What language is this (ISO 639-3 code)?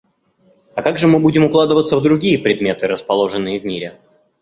rus